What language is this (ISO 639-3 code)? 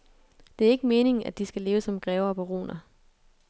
dan